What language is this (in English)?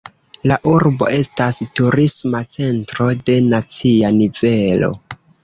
Esperanto